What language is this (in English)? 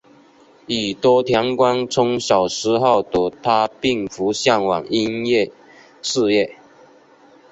Chinese